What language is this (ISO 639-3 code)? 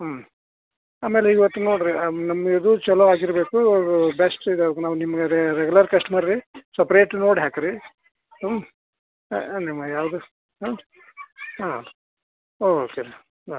kan